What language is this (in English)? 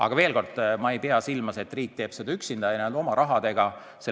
Estonian